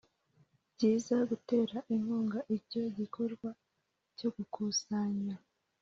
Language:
Kinyarwanda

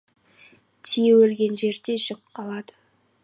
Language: Kazakh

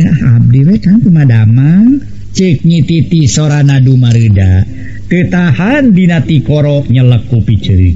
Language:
Indonesian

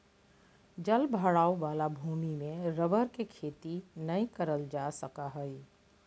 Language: Magahi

